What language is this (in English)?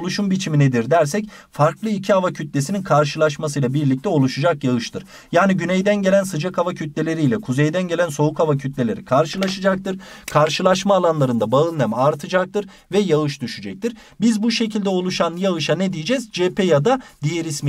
Turkish